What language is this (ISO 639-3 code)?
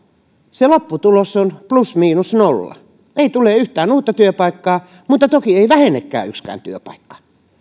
fin